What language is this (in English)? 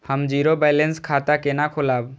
Maithili